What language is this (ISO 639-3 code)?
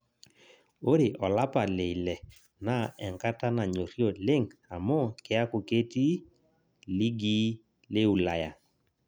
mas